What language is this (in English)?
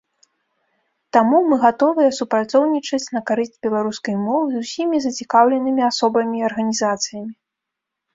Belarusian